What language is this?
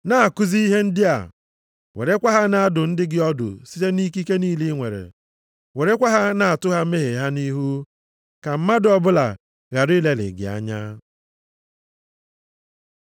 Igbo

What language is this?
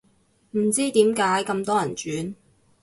Cantonese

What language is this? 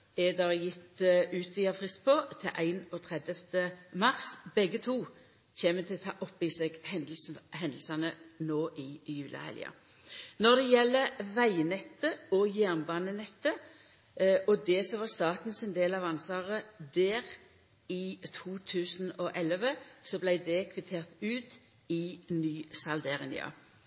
Norwegian Nynorsk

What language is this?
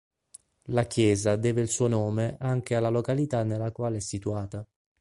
Italian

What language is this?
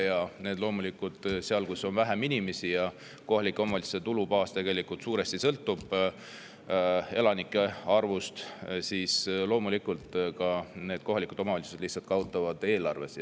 Estonian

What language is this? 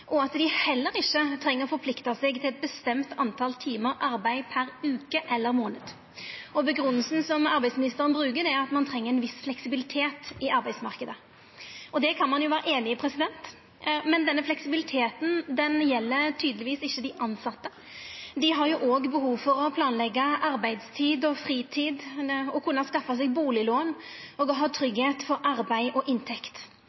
Norwegian Nynorsk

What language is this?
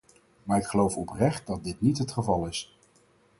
Dutch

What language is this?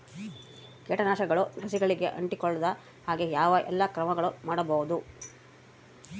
Kannada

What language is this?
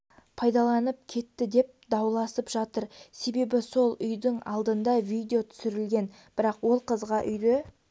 Kazakh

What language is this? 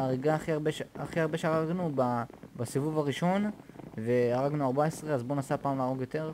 Hebrew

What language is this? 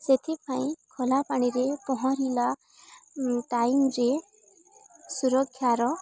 Odia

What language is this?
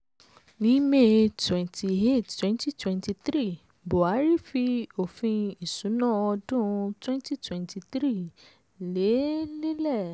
Yoruba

